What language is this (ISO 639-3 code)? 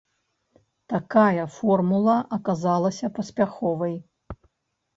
bel